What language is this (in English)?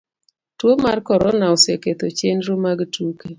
Luo (Kenya and Tanzania)